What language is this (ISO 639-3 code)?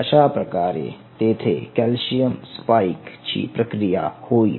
mar